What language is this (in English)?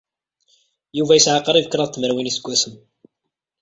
Kabyle